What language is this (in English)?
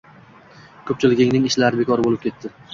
Uzbek